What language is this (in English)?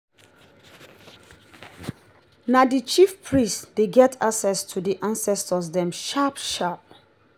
Nigerian Pidgin